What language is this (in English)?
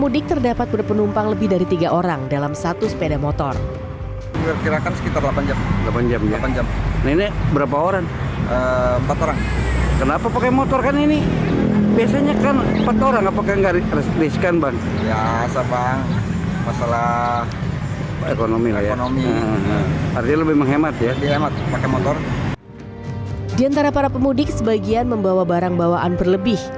Indonesian